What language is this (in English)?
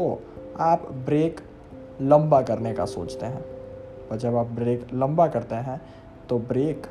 Hindi